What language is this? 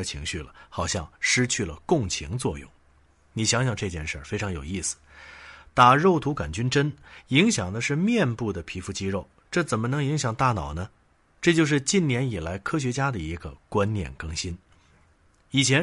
Chinese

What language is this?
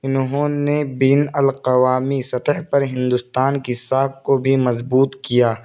Urdu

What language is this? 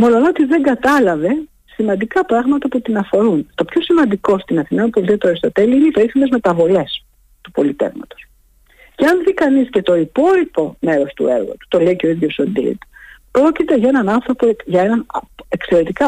Greek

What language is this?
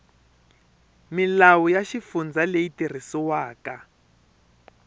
Tsonga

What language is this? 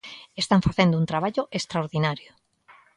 Galician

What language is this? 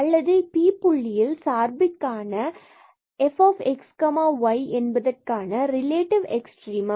Tamil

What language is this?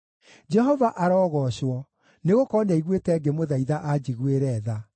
Kikuyu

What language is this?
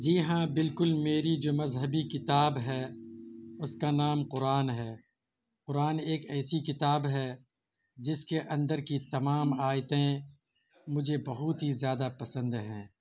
Urdu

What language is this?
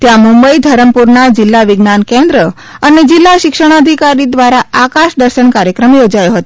Gujarati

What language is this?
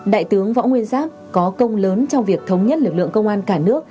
Vietnamese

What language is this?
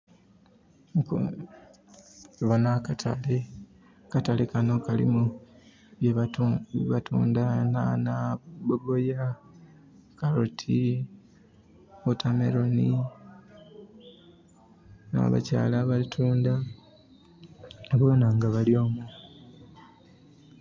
Soga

